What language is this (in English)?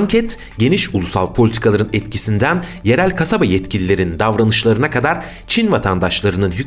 Turkish